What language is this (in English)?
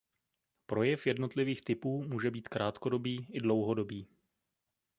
Czech